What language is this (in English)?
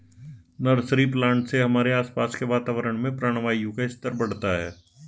Hindi